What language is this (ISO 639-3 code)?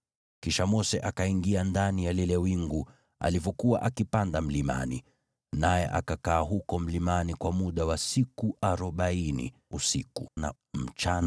swa